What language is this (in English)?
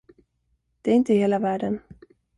Swedish